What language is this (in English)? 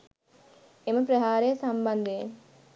Sinhala